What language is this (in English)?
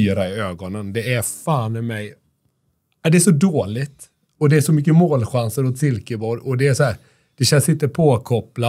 Swedish